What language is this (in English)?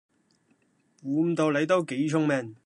Cantonese